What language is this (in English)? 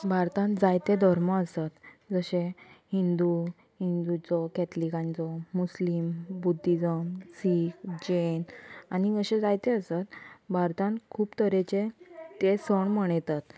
Konkani